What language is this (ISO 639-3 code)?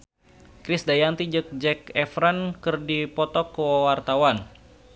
sun